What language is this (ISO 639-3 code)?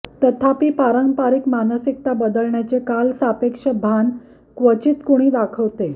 mar